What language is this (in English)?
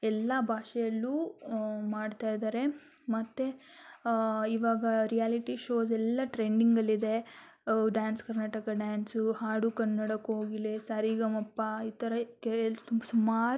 Kannada